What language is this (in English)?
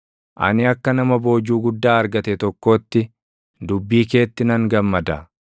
Oromo